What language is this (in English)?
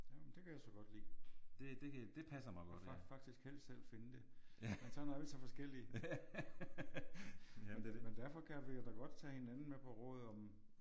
Danish